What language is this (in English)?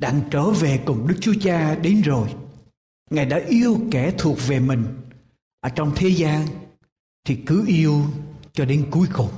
Vietnamese